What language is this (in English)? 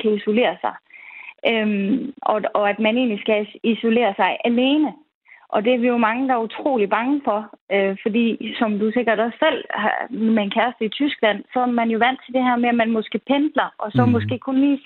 Danish